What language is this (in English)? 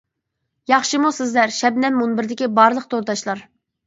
Uyghur